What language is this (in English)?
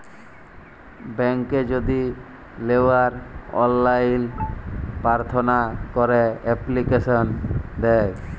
Bangla